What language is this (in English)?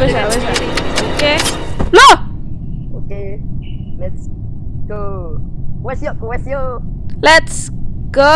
Indonesian